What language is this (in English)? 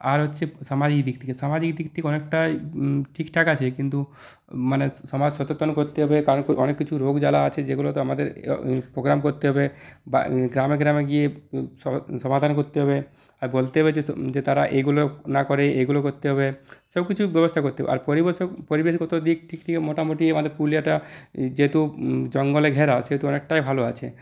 Bangla